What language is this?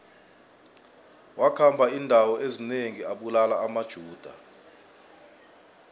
South Ndebele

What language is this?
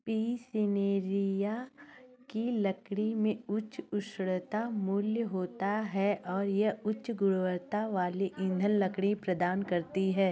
Hindi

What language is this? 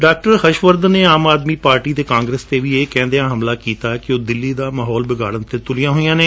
Punjabi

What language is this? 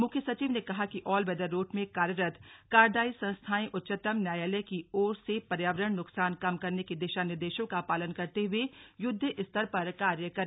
Hindi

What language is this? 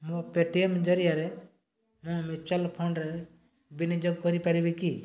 Odia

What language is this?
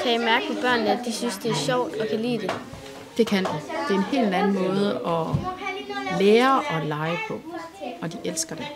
Danish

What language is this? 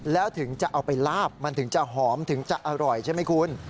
Thai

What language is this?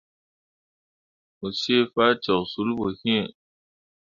Mundang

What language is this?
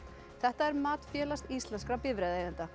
Icelandic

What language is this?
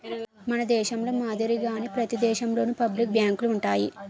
Telugu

